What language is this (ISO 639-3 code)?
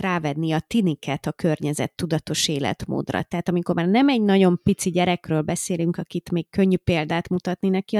hun